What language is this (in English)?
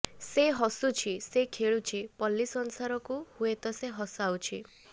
Odia